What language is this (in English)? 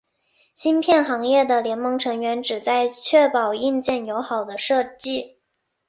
Chinese